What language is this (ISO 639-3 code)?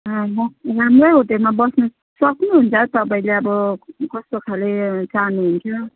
nep